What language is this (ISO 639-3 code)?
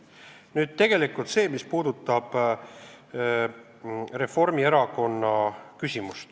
est